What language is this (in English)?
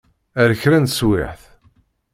Kabyle